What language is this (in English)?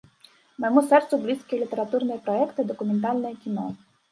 Belarusian